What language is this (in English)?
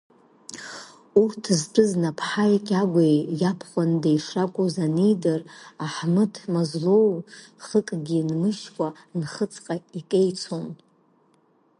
Abkhazian